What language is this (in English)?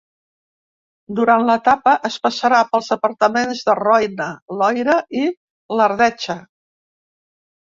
Catalan